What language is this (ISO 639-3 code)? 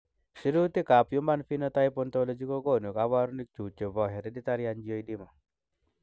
kln